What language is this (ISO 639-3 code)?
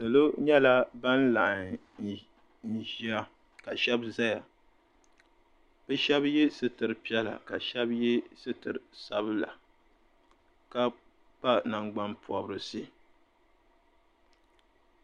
dag